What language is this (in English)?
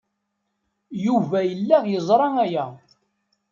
Kabyle